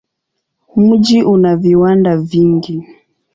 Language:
Swahili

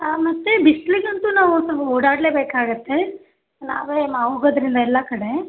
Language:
Kannada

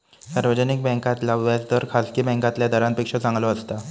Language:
Marathi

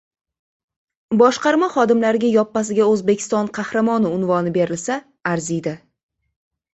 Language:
Uzbek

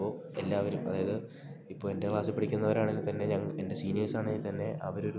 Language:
Malayalam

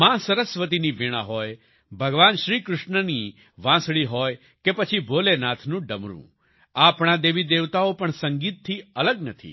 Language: Gujarati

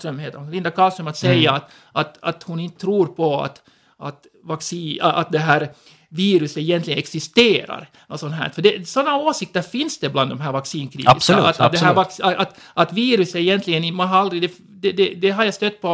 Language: Swedish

